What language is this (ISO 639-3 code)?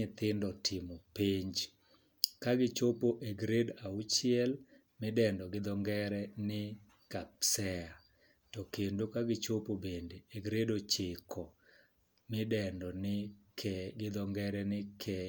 luo